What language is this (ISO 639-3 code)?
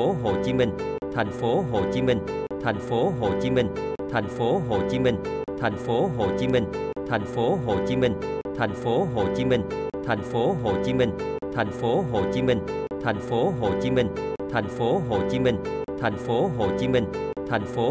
vie